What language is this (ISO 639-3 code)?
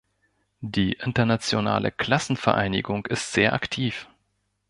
deu